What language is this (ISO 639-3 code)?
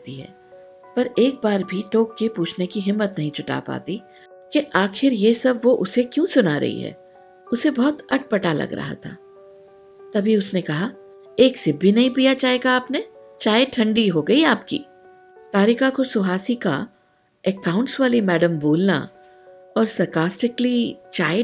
hin